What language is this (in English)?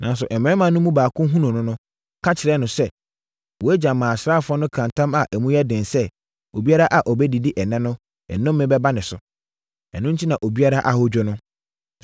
Akan